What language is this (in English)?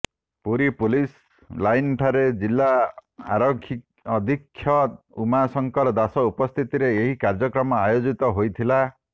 Odia